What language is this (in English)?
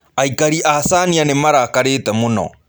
Kikuyu